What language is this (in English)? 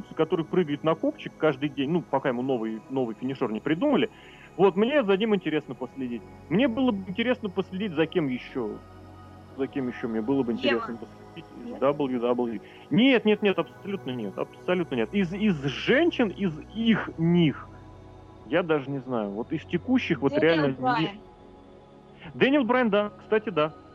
Russian